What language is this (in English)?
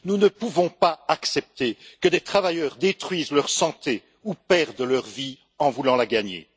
French